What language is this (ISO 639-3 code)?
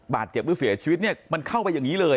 tha